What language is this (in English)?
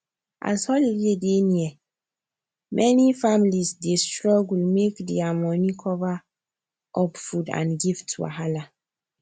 Nigerian Pidgin